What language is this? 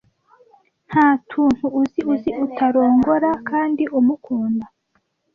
Kinyarwanda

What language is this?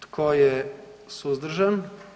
Croatian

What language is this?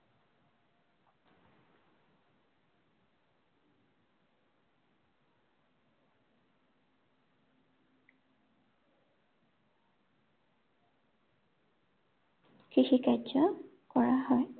Assamese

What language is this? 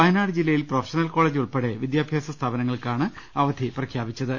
Malayalam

